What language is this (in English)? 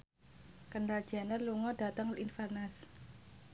Javanese